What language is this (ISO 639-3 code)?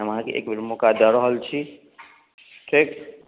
mai